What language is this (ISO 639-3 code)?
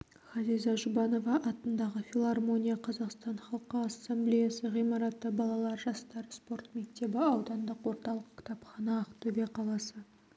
kaz